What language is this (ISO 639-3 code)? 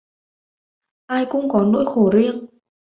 vie